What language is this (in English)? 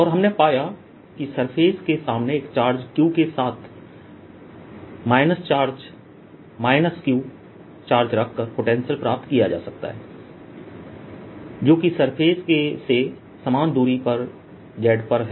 Hindi